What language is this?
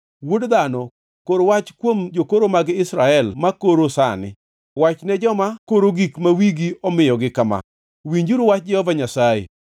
Luo (Kenya and Tanzania)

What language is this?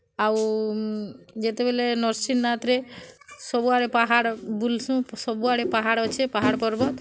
Odia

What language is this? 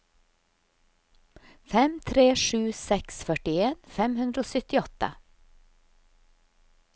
Norwegian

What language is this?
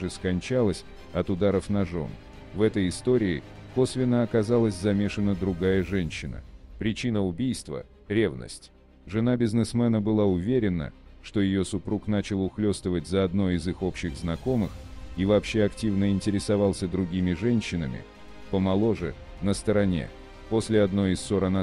Russian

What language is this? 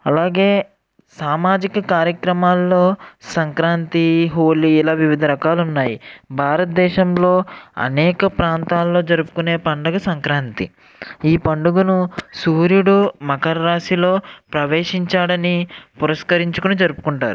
Telugu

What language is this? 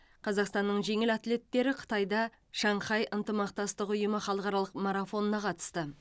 Kazakh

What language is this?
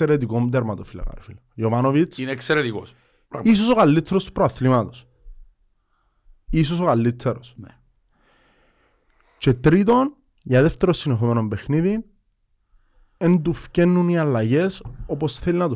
Greek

